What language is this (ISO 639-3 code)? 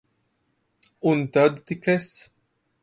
lav